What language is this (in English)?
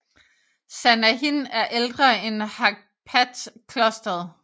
Danish